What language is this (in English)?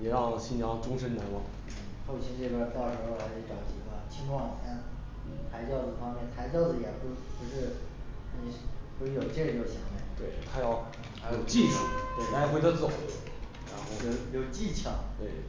Chinese